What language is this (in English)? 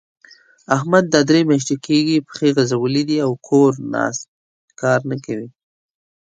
Pashto